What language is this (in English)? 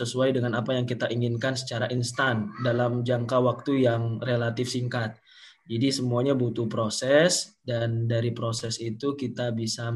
Indonesian